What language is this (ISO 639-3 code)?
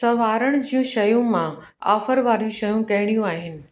snd